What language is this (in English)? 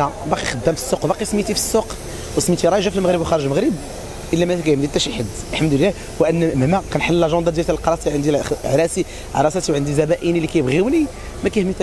Arabic